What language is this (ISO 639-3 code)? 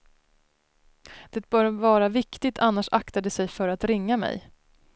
swe